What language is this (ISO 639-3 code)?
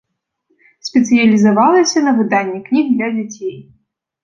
bel